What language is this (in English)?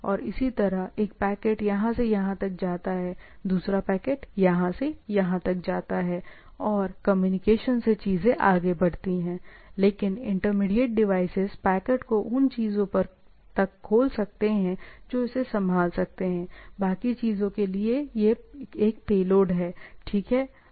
Hindi